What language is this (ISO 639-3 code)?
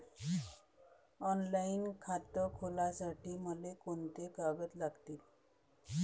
mar